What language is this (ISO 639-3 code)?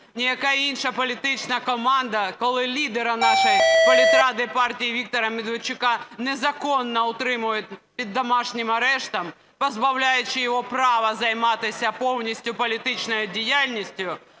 ukr